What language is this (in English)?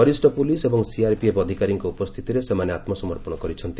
Odia